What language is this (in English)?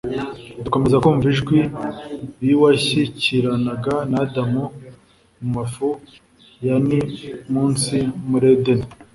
Kinyarwanda